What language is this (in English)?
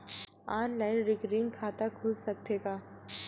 Chhattisgarhi